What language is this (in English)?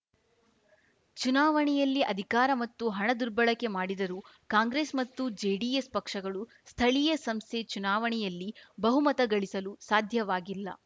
Kannada